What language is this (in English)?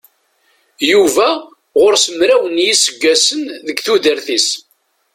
Kabyle